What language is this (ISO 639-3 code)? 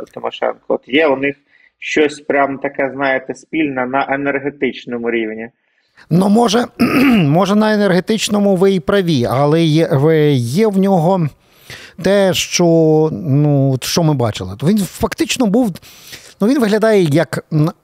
ukr